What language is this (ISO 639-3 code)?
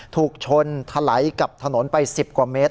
tha